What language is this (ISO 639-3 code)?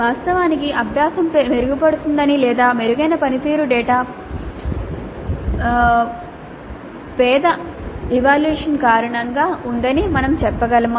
tel